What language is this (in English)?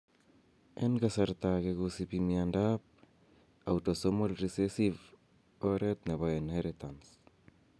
Kalenjin